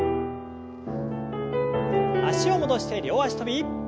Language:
Japanese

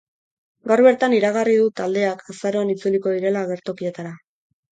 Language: Basque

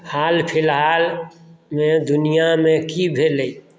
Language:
Maithili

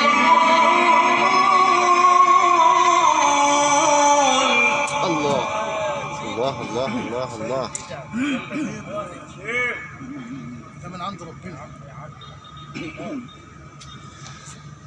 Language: Arabic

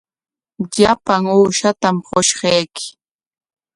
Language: Corongo Ancash Quechua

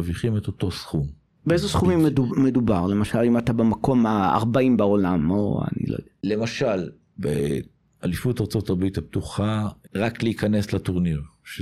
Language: Hebrew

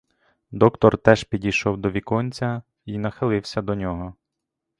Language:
Ukrainian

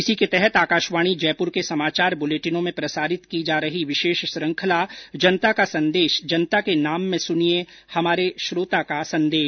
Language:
Hindi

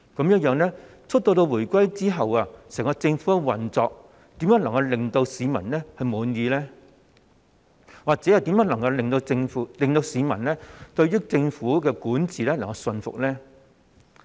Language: Cantonese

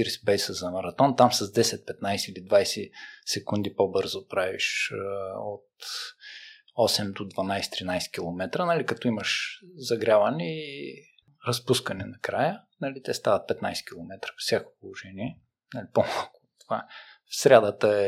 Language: Bulgarian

